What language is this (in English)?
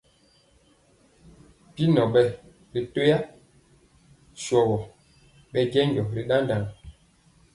Mpiemo